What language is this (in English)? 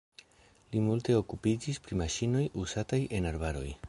Esperanto